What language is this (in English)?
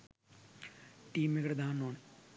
Sinhala